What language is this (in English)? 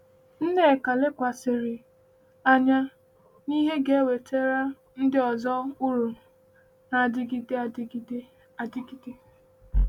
Igbo